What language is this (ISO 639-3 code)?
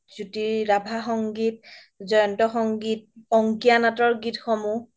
asm